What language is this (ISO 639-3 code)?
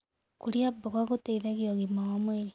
kik